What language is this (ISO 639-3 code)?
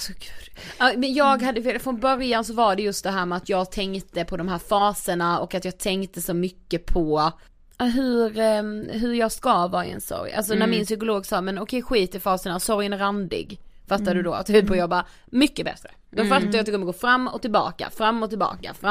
swe